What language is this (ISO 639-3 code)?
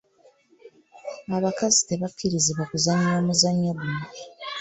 lug